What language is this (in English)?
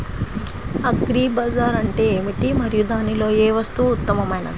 Telugu